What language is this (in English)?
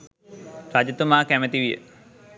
Sinhala